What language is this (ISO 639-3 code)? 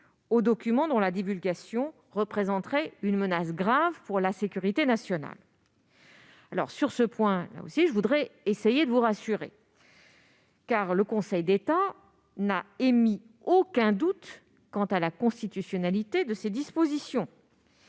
fra